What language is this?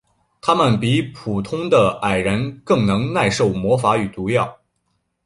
Chinese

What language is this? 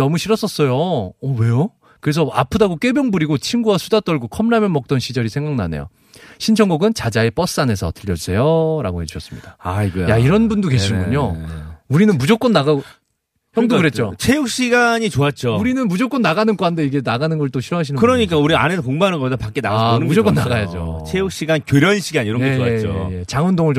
Korean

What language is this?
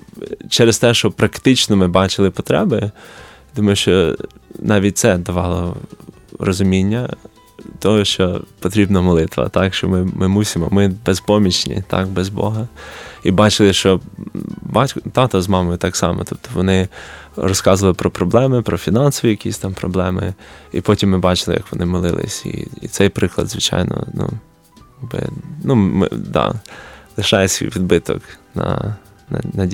Ukrainian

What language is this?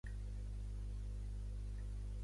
Catalan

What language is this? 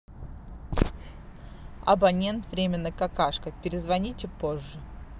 Russian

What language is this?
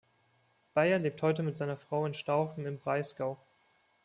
German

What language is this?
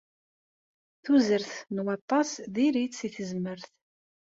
Kabyle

